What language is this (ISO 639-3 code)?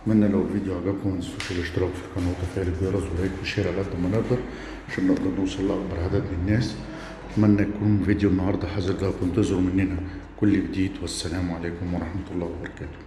ara